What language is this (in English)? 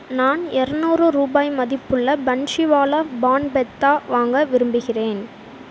Tamil